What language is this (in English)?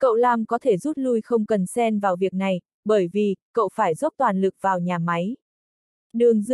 Vietnamese